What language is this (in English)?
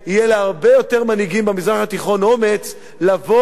Hebrew